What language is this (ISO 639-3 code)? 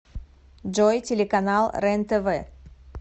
rus